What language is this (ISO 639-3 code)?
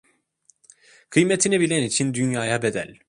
tur